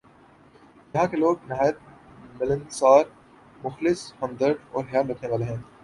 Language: Urdu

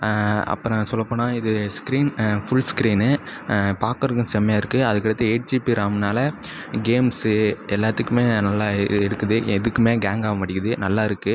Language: Tamil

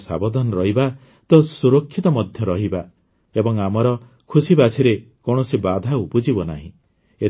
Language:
Odia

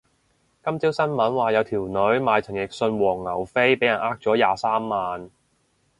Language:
Cantonese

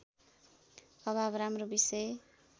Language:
Nepali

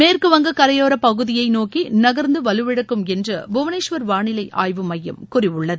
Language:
Tamil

